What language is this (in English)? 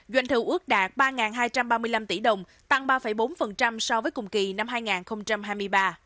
Vietnamese